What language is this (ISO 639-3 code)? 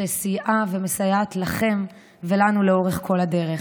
heb